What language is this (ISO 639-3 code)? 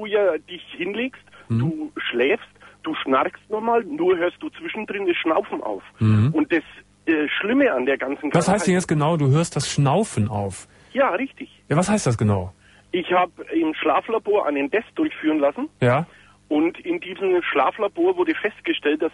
deu